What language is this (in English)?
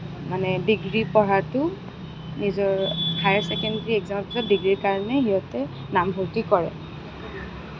Assamese